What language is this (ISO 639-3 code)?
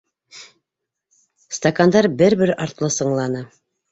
bak